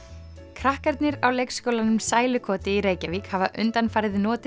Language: Icelandic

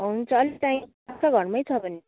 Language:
Nepali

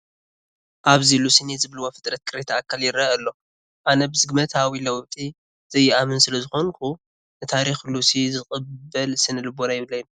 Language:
Tigrinya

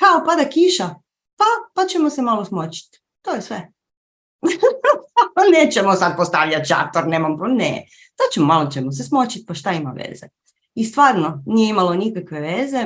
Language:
Croatian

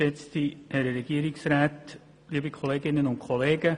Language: Swiss German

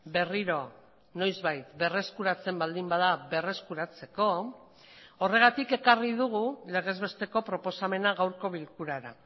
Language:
Basque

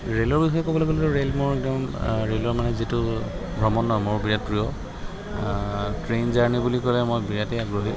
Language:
Assamese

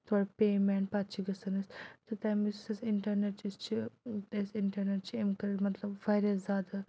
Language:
Kashmiri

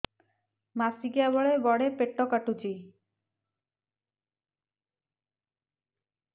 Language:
Odia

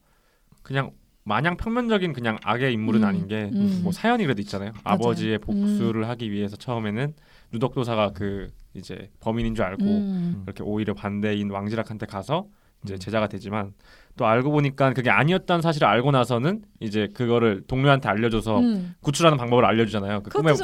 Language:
Korean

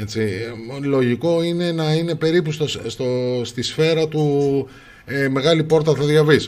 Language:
Greek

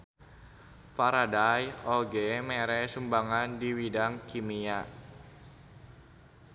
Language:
Sundanese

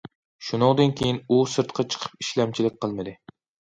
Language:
Uyghur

